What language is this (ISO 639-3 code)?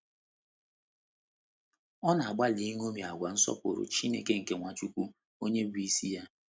ibo